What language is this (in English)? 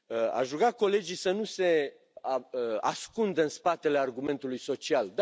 Romanian